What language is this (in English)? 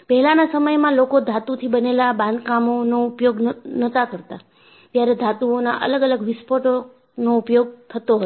Gujarati